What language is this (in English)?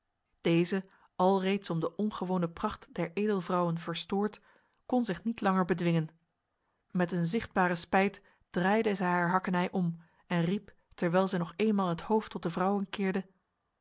Dutch